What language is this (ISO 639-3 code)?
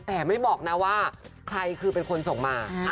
tha